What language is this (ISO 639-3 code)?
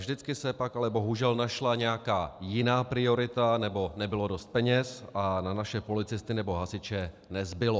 ces